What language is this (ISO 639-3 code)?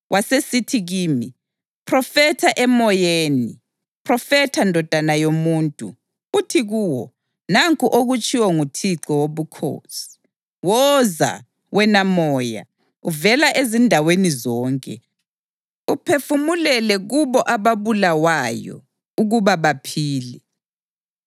nde